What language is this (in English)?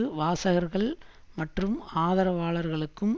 Tamil